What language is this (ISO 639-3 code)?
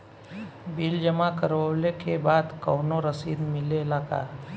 bho